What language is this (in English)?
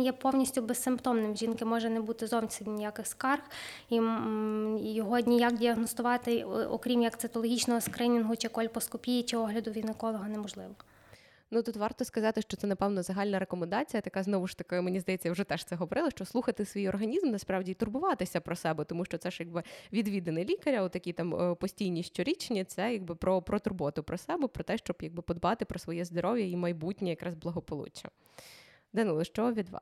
Ukrainian